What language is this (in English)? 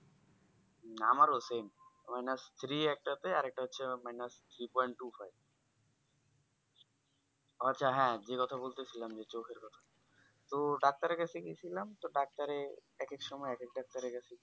Bangla